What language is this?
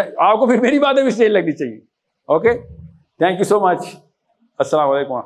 Urdu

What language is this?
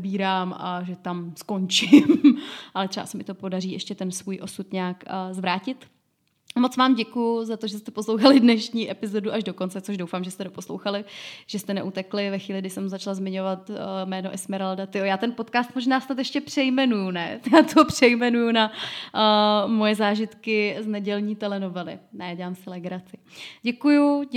Czech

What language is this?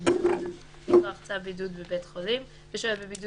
Hebrew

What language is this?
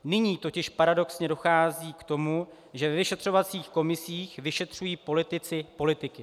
Czech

